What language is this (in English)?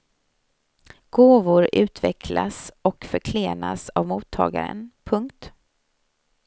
Swedish